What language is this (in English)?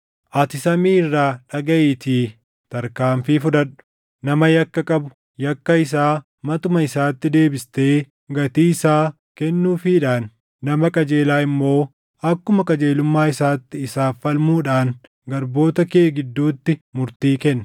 Oromo